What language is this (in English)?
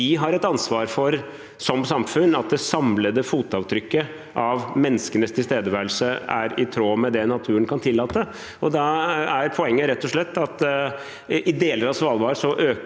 Norwegian